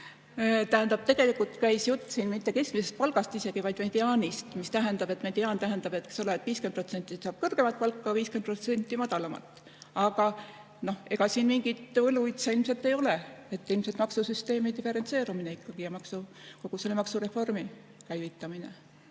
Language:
Estonian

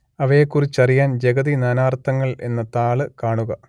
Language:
Malayalam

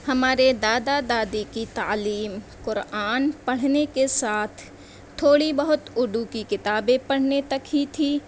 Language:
Urdu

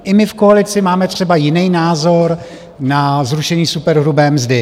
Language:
Czech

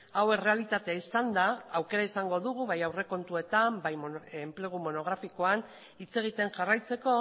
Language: Basque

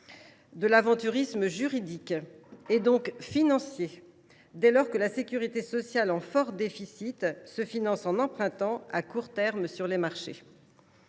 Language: French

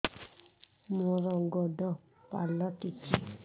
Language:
Odia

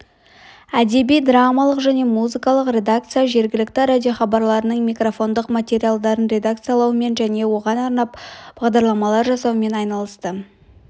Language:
Kazakh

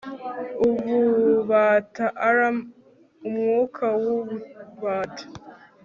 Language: Kinyarwanda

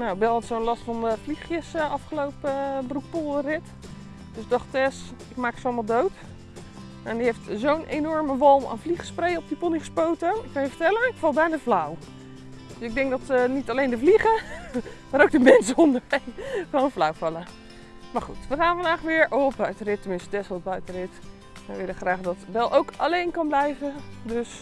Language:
Dutch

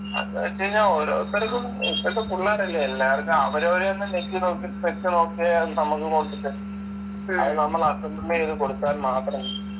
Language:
Malayalam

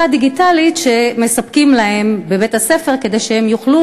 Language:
Hebrew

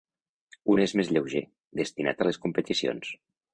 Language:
Catalan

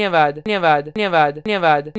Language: Hindi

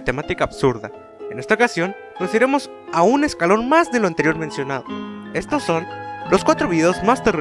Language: Spanish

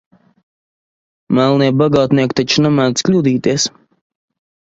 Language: Latvian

